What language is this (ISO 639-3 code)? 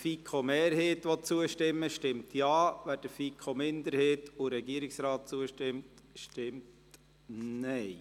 gsw